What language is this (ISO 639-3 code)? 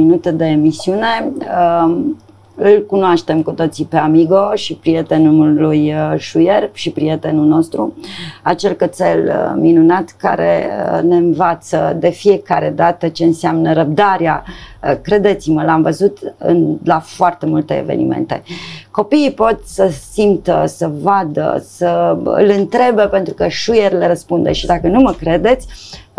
ron